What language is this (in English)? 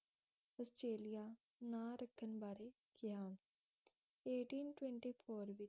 Punjabi